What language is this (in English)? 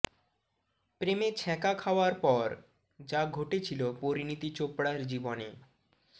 Bangla